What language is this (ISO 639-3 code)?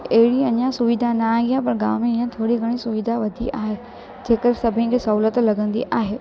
snd